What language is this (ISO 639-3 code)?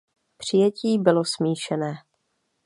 ces